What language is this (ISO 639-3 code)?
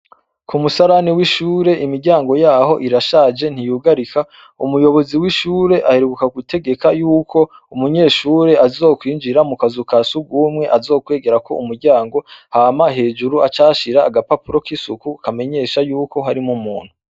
run